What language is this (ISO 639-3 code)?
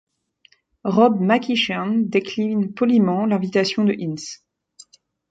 fra